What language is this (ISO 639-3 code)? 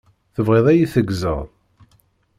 kab